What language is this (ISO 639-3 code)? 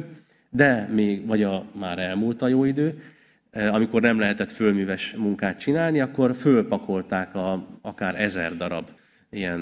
hun